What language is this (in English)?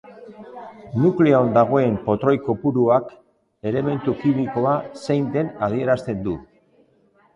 Basque